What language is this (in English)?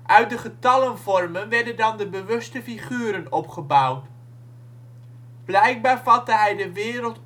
Dutch